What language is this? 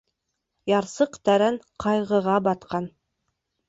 Bashkir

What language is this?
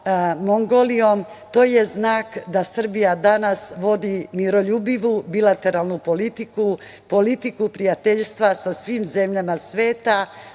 Serbian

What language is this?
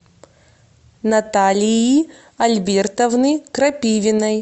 Russian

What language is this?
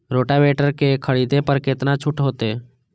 Maithili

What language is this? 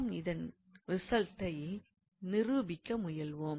Tamil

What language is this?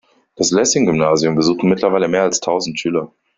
German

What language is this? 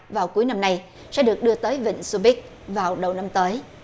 Vietnamese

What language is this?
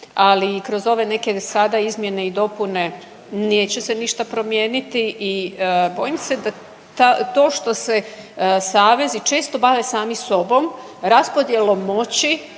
Croatian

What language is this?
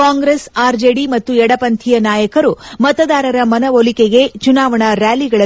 Kannada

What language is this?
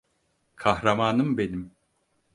Turkish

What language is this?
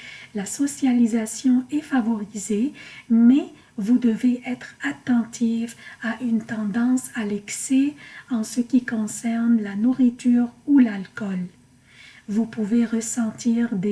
French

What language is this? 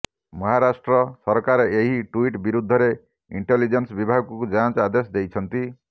Odia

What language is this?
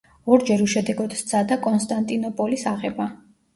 Georgian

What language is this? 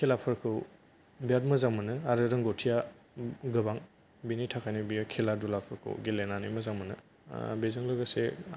Bodo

